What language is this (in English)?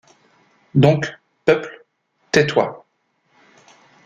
French